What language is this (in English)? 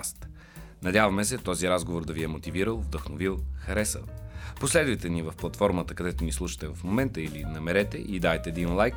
Bulgarian